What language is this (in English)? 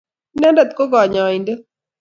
Kalenjin